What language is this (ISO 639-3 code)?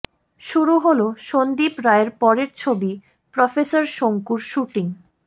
ben